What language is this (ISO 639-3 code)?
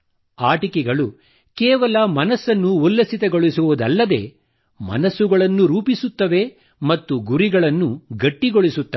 kan